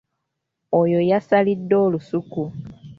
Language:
Ganda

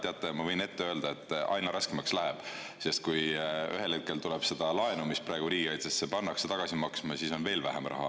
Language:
Estonian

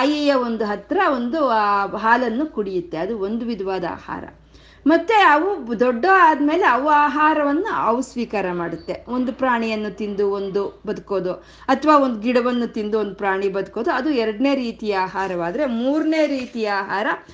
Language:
Kannada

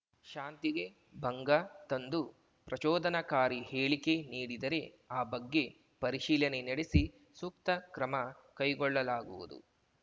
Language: Kannada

